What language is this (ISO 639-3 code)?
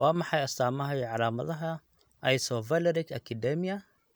som